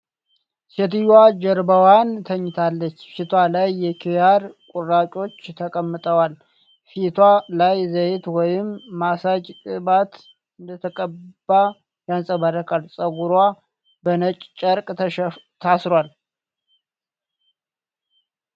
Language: Amharic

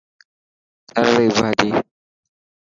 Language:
Dhatki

